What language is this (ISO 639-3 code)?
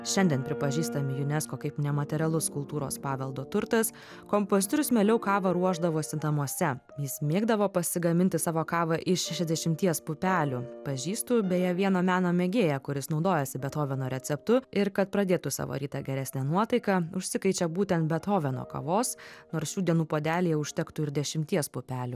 lit